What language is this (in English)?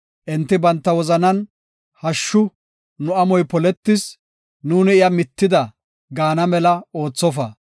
Gofa